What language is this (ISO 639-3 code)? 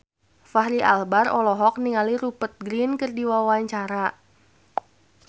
sun